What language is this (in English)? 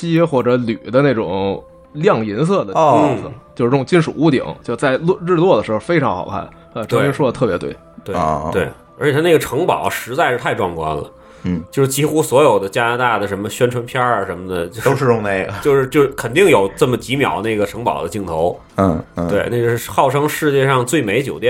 Chinese